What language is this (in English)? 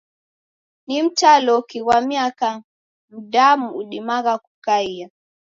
Taita